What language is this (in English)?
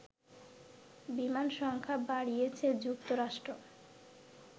Bangla